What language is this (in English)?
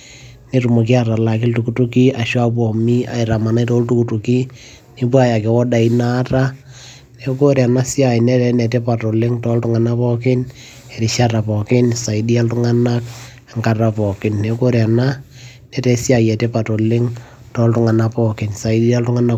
Masai